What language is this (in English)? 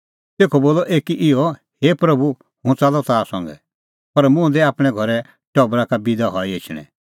Kullu Pahari